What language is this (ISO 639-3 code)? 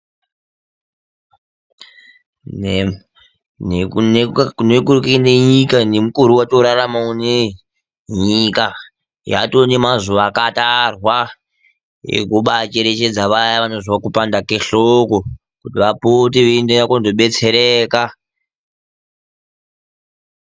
ndc